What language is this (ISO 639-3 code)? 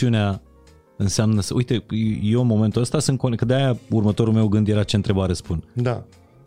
ron